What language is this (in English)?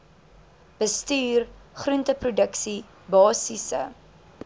Afrikaans